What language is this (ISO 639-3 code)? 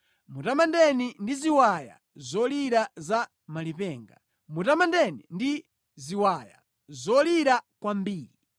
nya